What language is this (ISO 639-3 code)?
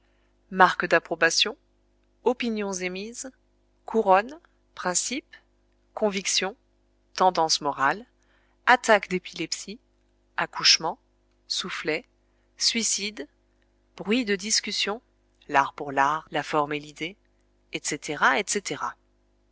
fra